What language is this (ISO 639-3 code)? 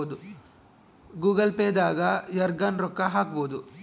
kan